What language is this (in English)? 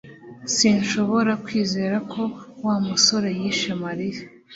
Kinyarwanda